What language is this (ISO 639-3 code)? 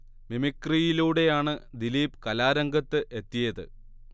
mal